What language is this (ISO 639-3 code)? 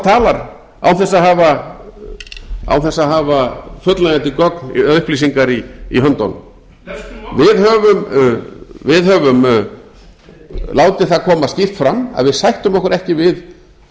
isl